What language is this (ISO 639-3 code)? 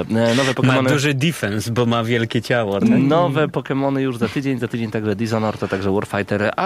pol